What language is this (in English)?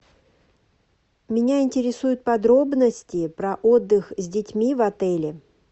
Russian